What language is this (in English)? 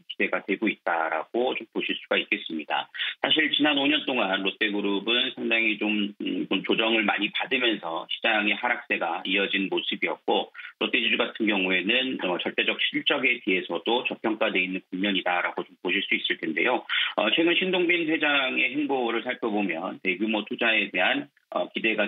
Korean